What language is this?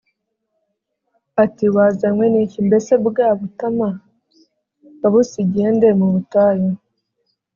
Kinyarwanda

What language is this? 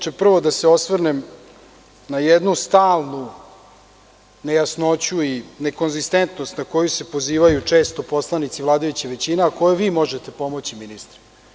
Serbian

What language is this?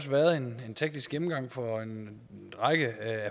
Danish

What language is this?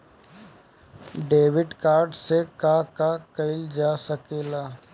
Bhojpuri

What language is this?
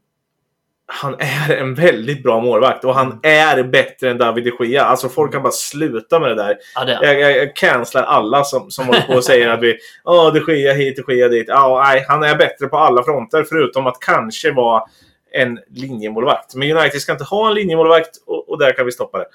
Swedish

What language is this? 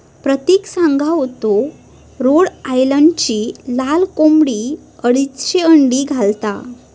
Marathi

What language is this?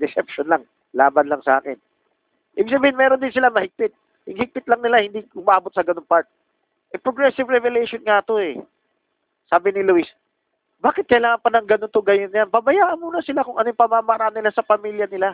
Filipino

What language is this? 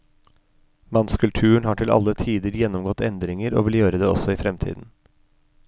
Norwegian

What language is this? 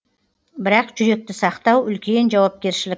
Kazakh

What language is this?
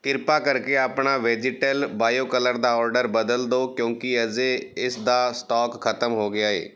Punjabi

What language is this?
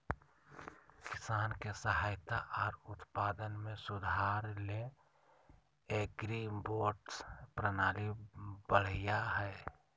Magahi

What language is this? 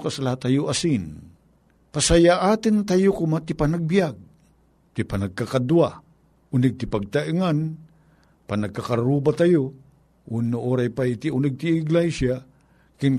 Filipino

